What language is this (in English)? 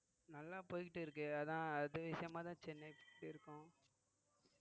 Tamil